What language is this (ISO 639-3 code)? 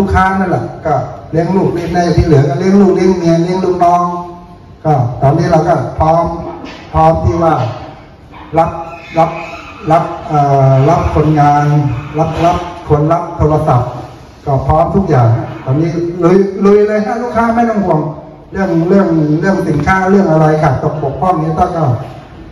tha